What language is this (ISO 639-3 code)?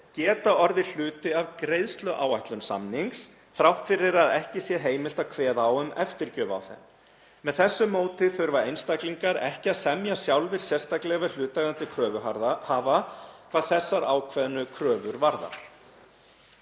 isl